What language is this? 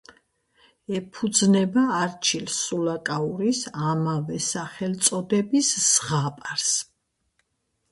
Georgian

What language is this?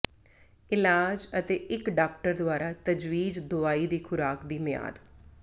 Punjabi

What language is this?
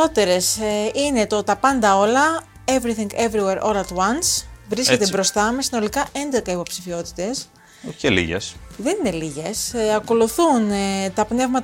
Greek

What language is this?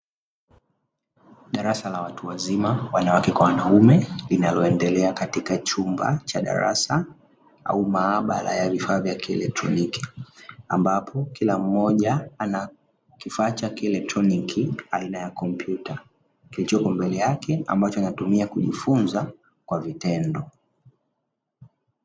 Swahili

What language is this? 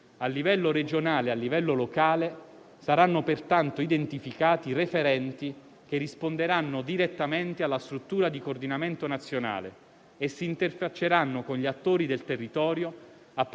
Italian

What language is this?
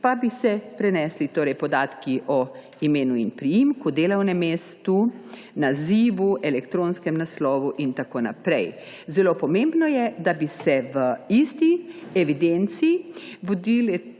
Slovenian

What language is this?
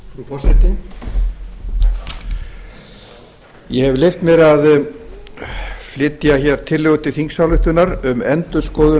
Icelandic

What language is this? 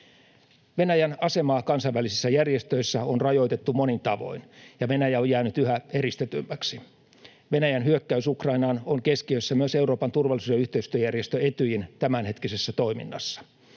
Finnish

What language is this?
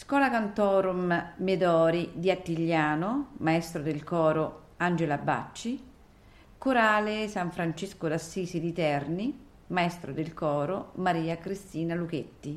Italian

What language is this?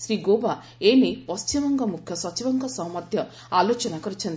Odia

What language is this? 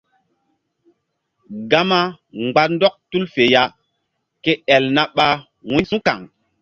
Mbum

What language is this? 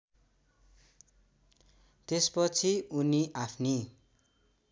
Nepali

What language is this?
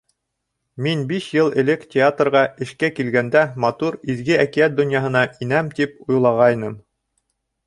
Bashkir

